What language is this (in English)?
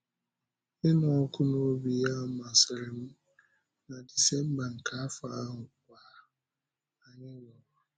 Igbo